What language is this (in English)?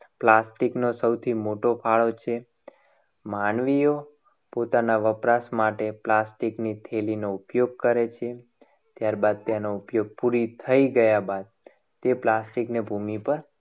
Gujarati